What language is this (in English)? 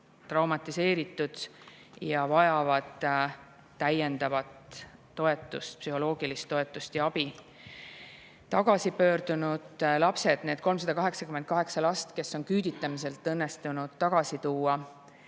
Estonian